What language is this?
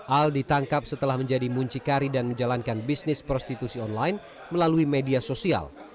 Indonesian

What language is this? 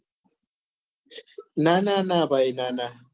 Gujarati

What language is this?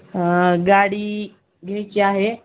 Marathi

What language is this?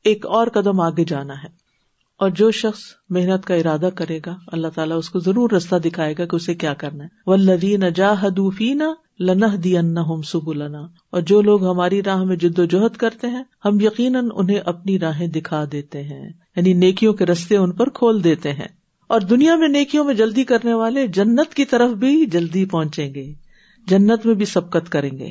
Urdu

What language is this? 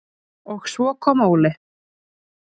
Icelandic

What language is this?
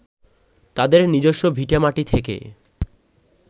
Bangla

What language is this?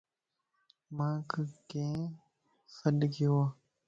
Lasi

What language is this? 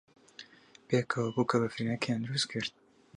Central Kurdish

